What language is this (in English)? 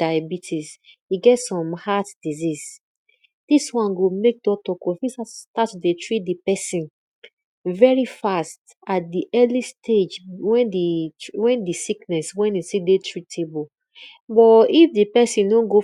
Nigerian Pidgin